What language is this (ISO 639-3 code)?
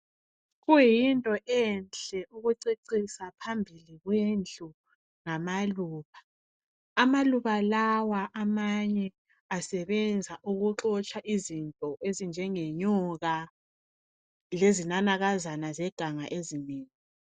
nde